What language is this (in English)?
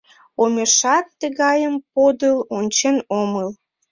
Mari